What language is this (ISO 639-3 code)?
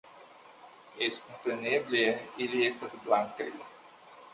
epo